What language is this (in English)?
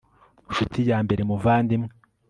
Kinyarwanda